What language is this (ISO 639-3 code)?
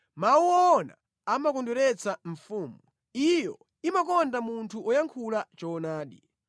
nya